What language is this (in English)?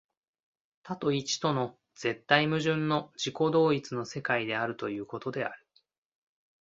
Japanese